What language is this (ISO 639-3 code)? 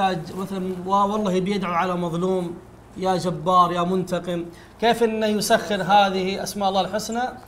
ara